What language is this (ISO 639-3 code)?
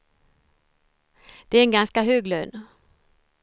swe